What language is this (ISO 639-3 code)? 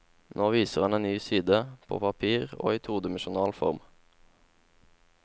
nor